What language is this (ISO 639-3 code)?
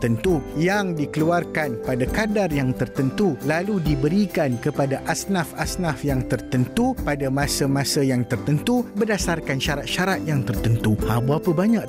msa